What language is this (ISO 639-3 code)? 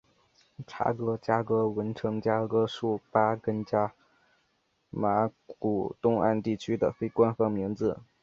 zho